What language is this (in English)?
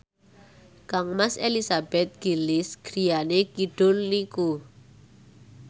Javanese